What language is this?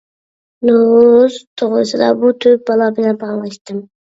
Uyghur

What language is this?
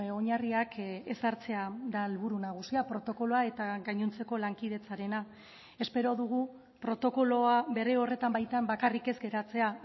Basque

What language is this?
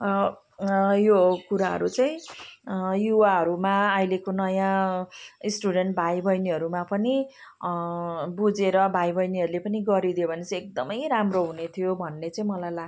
Nepali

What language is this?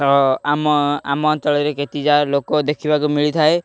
Odia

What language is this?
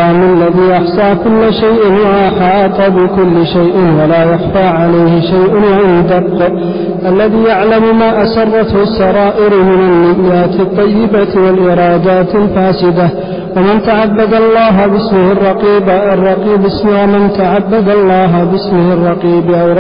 Arabic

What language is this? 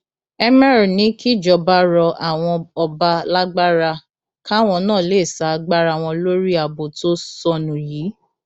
Yoruba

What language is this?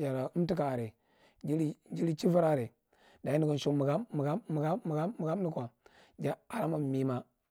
Marghi Central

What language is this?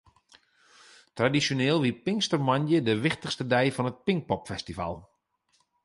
Western Frisian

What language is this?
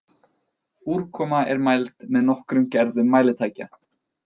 Icelandic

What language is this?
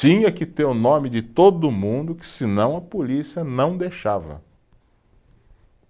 Portuguese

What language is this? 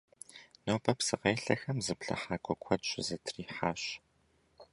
Kabardian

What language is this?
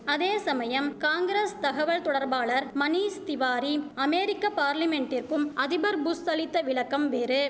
Tamil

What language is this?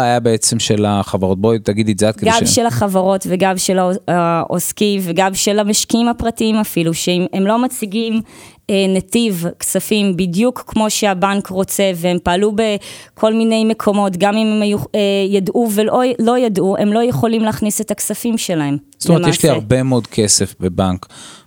Hebrew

